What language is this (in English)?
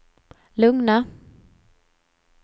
Swedish